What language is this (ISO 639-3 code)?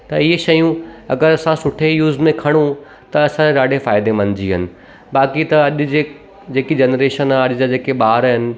snd